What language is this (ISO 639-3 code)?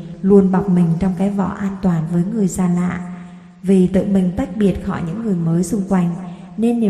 vie